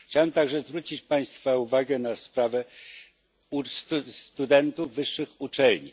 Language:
Polish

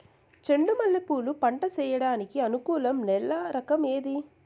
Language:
Telugu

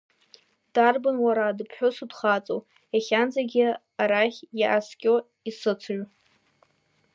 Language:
Abkhazian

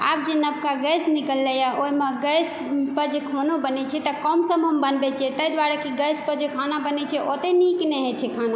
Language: Maithili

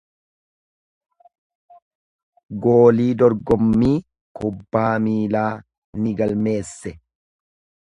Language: Oromo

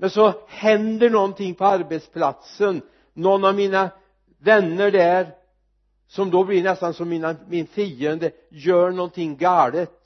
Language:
Swedish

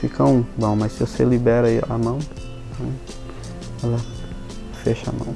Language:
Portuguese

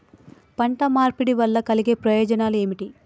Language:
Telugu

